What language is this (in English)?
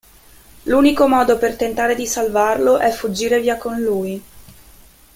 Italian